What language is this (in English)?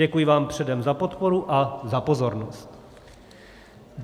Czech